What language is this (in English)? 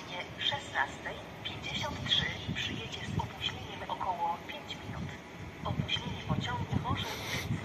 Polish